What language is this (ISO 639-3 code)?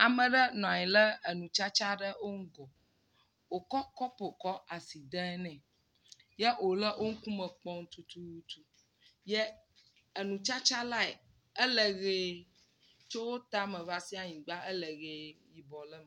ewe